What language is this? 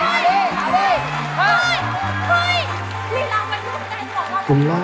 Thai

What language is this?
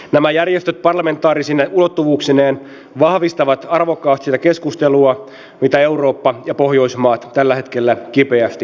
Finnish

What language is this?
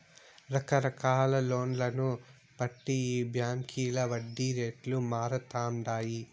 Telugu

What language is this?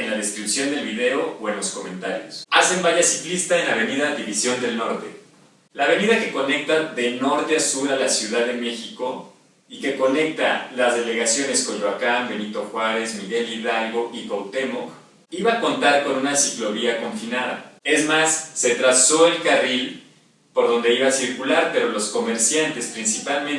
Spanish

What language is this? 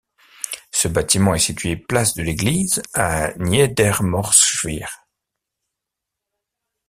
French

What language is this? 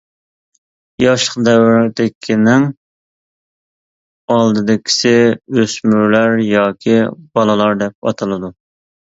Uyghur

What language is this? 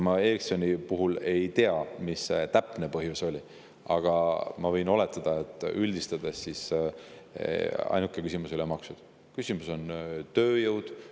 Estonian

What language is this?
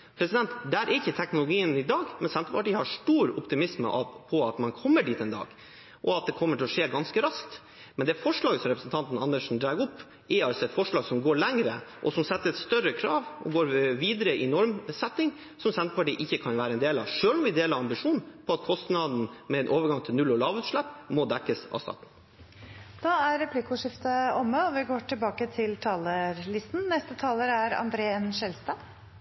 Norwegian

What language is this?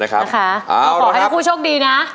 Thai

